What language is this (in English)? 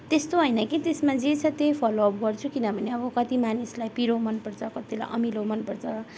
Nepali